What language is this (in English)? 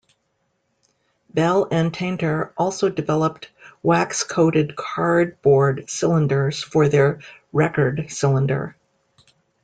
English